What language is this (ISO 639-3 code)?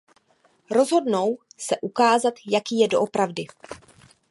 ces